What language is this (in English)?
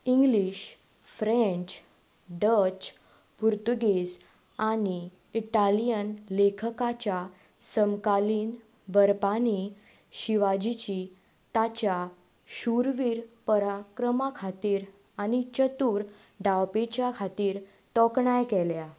Konkani